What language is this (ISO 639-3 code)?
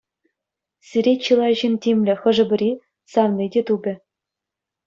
chv